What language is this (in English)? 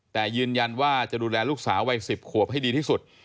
Thai